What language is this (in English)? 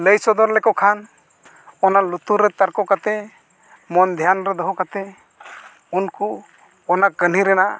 Santali